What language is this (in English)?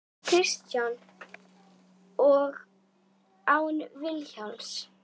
Icelandic